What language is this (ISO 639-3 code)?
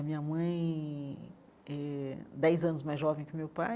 por